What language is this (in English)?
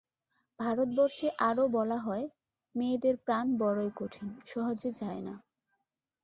Bangla